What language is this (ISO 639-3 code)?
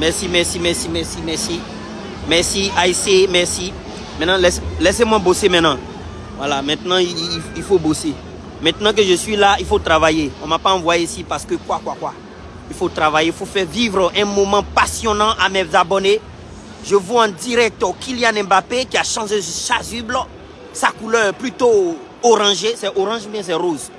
fra